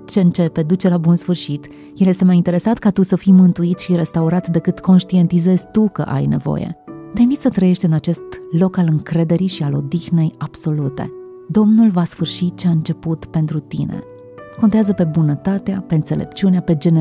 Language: Romanian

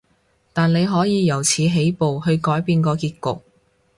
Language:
Cantonese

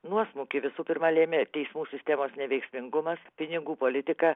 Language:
Lithuanian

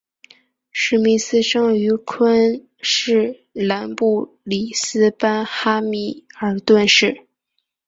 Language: Chinese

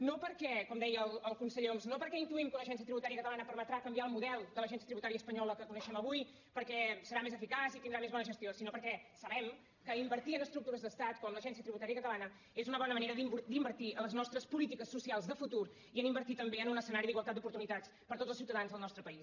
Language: Catalan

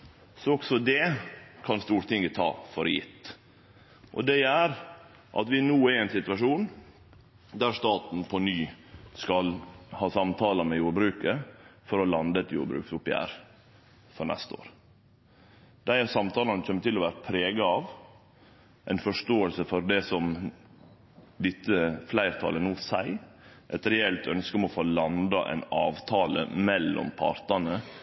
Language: Norwegian Nynorsk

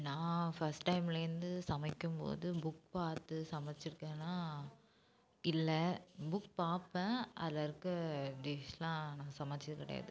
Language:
Tamil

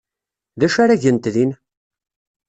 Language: Kabyle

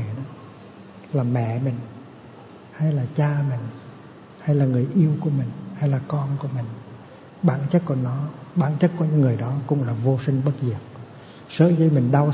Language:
Vietnamese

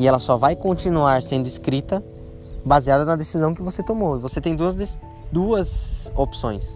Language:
Portuguese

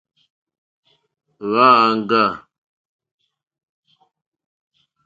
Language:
Mokpwe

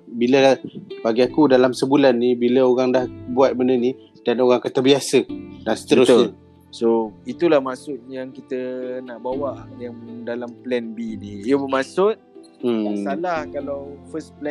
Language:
Malay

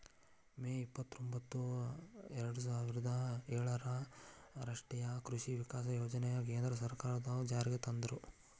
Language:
Kannada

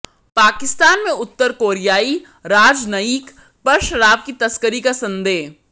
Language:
Hindi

